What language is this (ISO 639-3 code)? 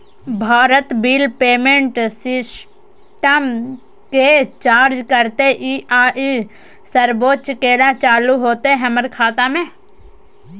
mai